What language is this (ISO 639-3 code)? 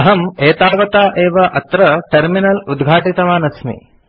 san